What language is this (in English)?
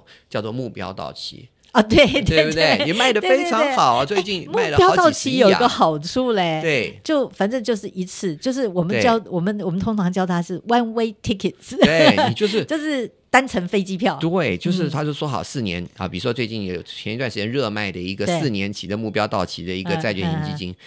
Chinese